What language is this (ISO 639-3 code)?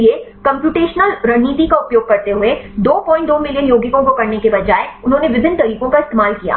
hin